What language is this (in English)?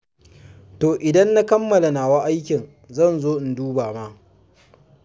Hausa